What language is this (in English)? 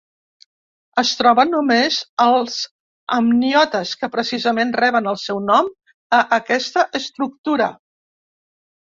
Catalan